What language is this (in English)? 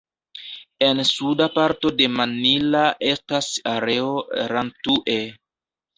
Esperanto